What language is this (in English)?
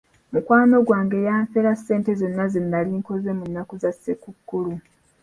Ganda